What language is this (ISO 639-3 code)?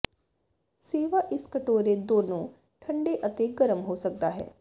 pan